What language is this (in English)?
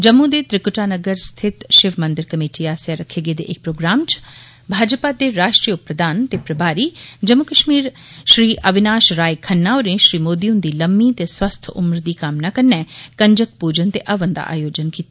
Dogri